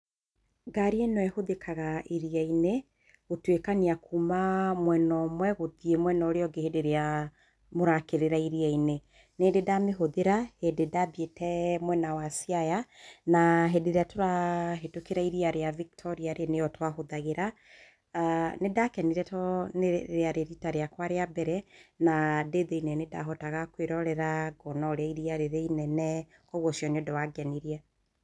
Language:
Kikuyu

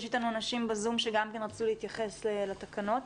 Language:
Hebrew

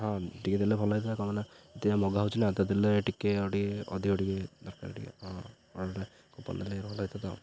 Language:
Odia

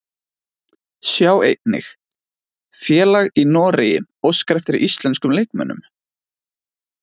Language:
Icelandic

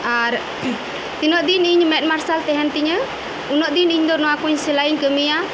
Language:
Santali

